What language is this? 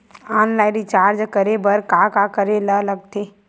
Chhattisgarhi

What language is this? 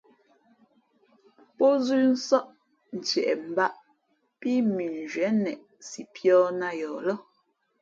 Fe'fe'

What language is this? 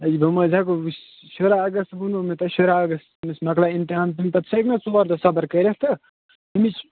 Kashmiri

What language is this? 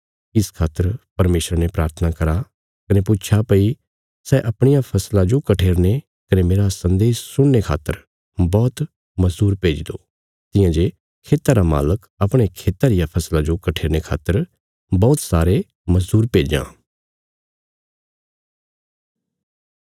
Bilaspuri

